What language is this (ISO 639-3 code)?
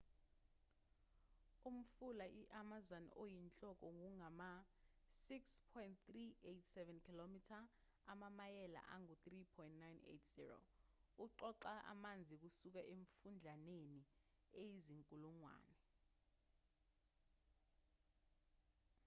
zul